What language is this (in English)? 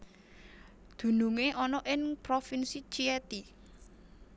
Javanese